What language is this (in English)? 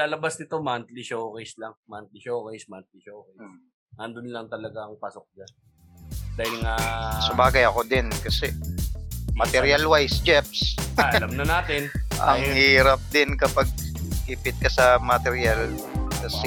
Filipino